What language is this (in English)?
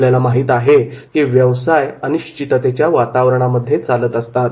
Marathi